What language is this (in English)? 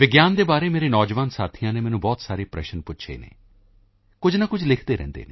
Punjabi